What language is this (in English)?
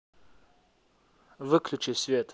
Russian